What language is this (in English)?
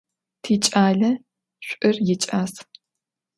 Adyghe